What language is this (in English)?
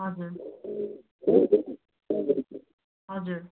Nepali